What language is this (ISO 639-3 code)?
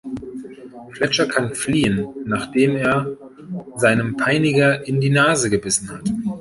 deu